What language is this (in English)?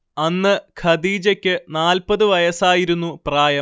Malayalam